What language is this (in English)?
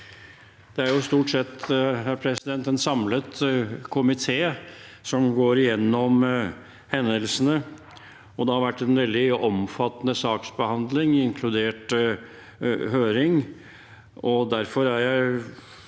Norwegian